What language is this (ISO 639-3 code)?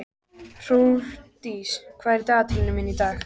isl